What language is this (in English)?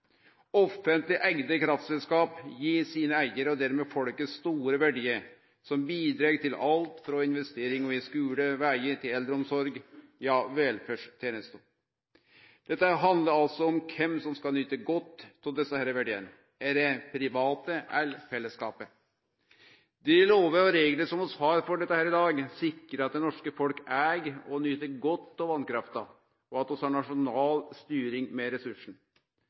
Norwegian Nynorsk